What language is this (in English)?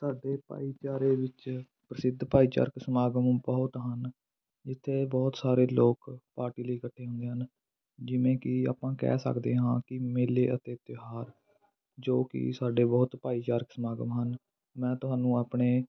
Punjabi